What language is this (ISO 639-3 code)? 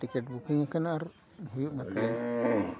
sat